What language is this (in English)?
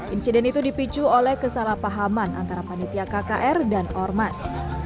Indonesian